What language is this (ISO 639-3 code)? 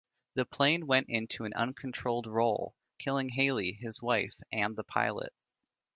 eng